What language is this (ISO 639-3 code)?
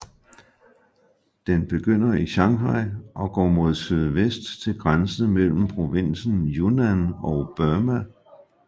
dan